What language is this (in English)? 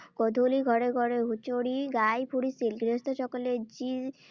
Assamese